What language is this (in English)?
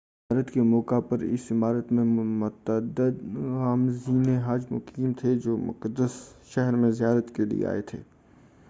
Urdu